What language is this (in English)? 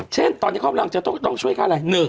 Thai